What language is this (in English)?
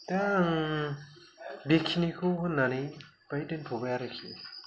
Bodo